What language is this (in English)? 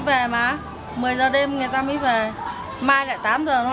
Vietnamese